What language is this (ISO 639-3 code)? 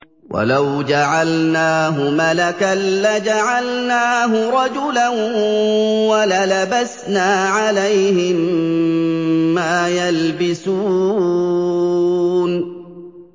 ara